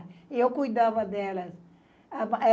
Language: Portuguese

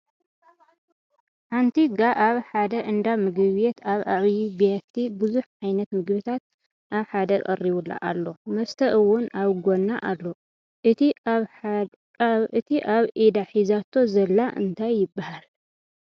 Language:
Tigrinya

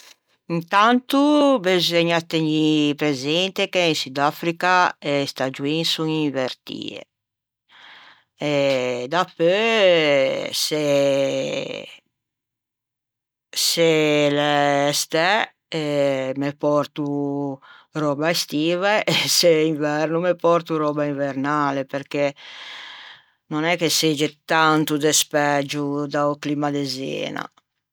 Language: Ligurian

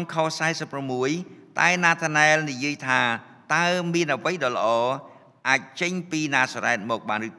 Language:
Vietnamese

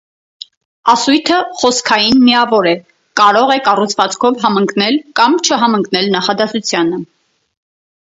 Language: Armenian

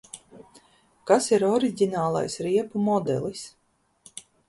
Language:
Latvian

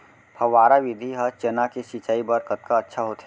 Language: Chhattisgarhi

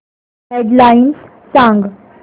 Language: Marathi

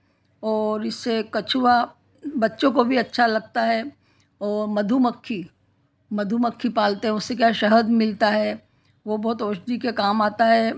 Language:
Hindi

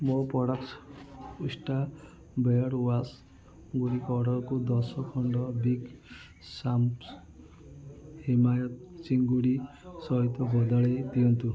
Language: Odia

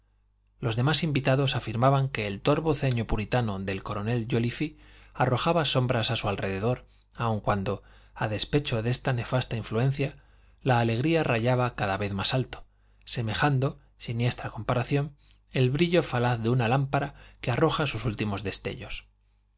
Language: Spanish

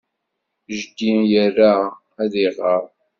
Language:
Kabyle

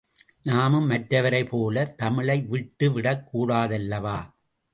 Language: Tamil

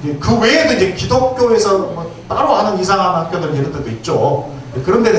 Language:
Korean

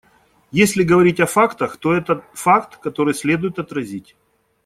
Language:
Russian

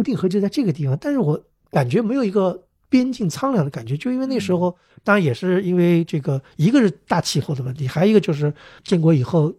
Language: Chinese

